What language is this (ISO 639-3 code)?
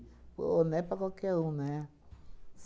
por